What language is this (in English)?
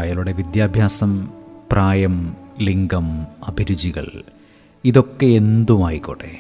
Malayalam